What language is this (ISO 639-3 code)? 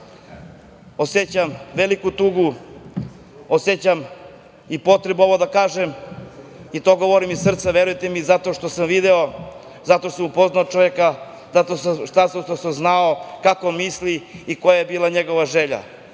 srp